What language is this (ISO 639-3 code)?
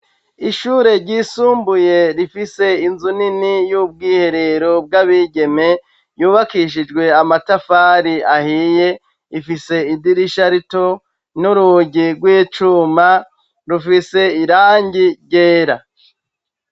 run